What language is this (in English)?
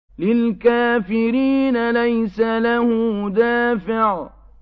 Arabic